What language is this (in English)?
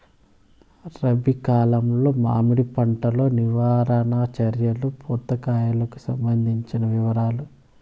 Telugu